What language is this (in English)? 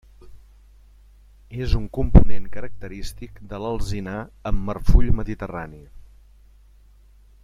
Catalan